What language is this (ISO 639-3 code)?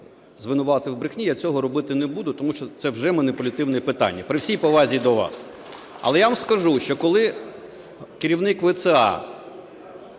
ukr